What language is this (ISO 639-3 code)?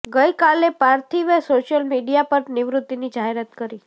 guj